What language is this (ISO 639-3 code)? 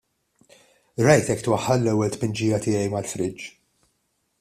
mlt